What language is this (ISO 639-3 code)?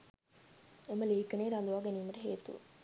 sin